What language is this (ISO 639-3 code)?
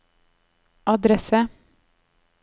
nor